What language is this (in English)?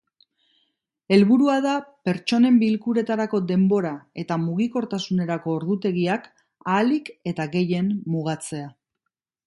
Basque